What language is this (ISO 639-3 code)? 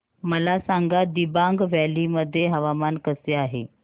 mar